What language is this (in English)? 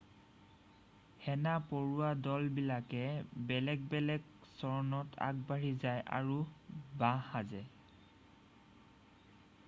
Assamese